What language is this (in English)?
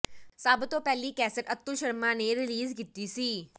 Punjabi